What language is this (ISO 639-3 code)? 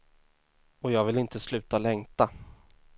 swe